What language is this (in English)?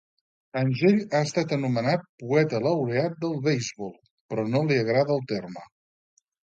Catalan